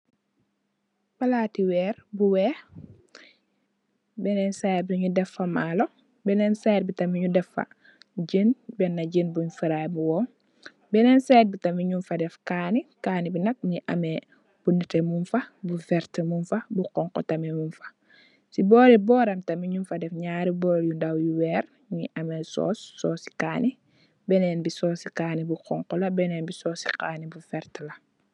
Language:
Wolof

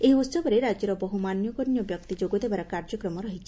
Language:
Odia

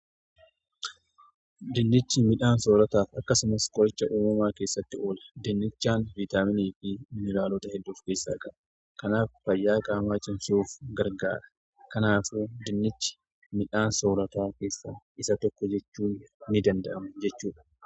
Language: Oromo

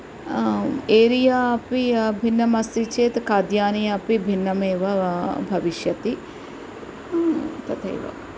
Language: Sanskrit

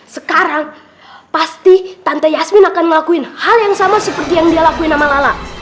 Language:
Indonesian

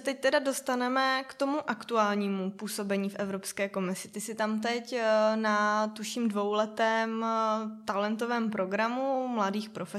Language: Czech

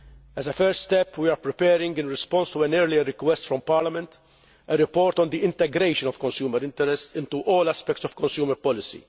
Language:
English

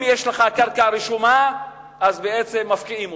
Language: Hebrew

